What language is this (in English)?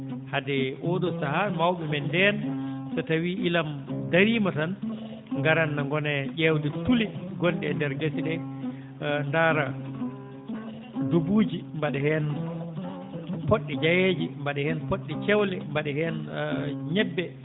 Fula